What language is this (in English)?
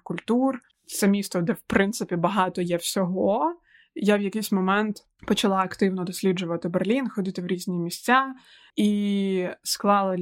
Ukrainian